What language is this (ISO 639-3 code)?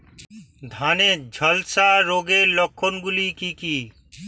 ben